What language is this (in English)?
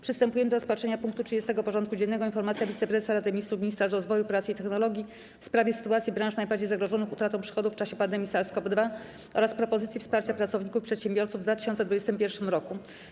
Polish